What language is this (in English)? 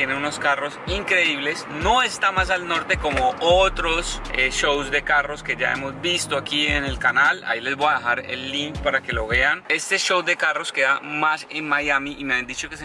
Spanish